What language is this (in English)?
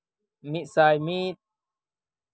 Santali